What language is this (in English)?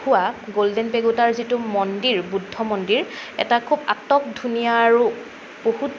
Assamese